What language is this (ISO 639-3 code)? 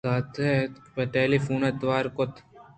bgp